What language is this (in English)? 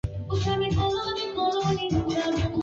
Swahili